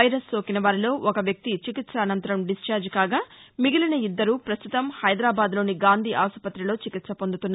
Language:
Telugu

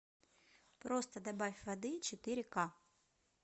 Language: Russian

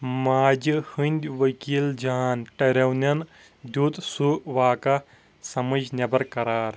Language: Kashmiri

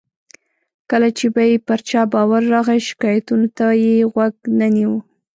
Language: Pashto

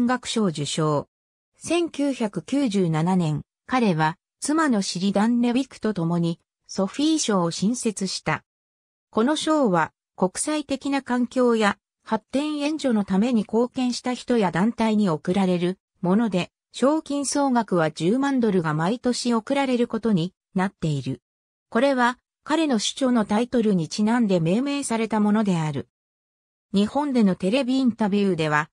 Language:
Japanese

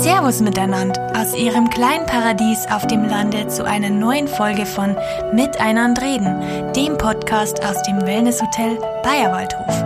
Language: German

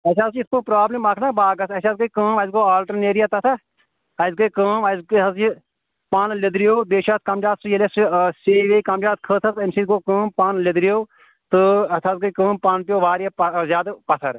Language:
Kashmiri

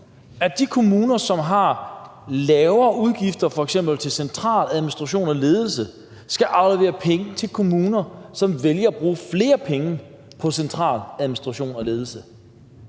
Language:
Danish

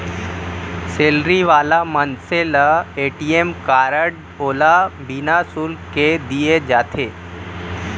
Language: Chhattisgarhi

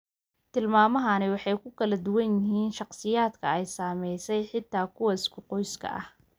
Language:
Somali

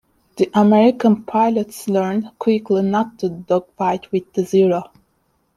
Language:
English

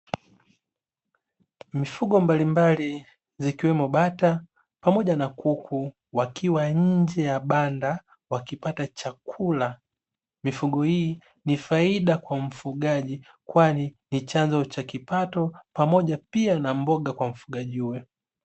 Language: Swahili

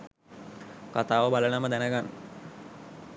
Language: Sinhala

